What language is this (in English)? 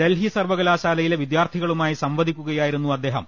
Malayalam